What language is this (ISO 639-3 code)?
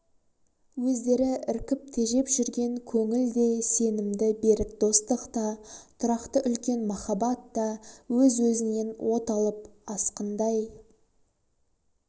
kaz